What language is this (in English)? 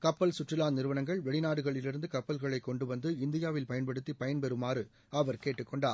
Tamil